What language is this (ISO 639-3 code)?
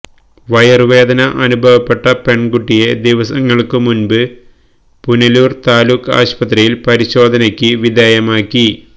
mal